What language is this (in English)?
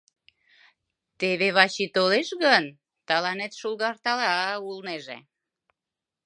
Mari